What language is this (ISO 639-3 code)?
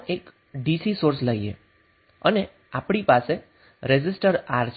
guj